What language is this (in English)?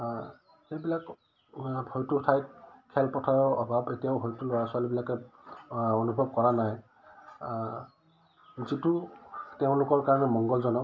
Assamese